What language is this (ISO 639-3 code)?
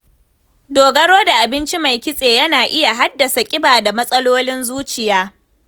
hau